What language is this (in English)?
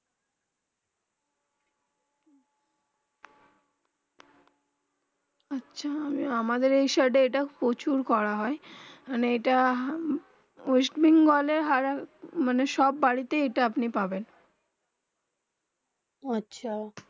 Bangla